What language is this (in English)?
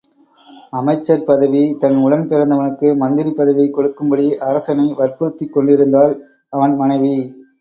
Tamil